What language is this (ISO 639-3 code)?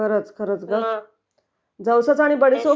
mar